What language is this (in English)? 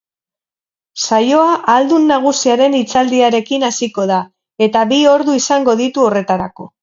Basque